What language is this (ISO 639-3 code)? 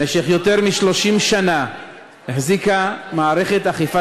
heb